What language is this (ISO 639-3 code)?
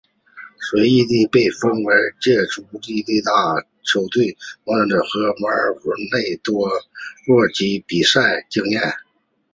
zho